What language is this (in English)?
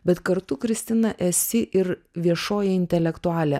Lithuanian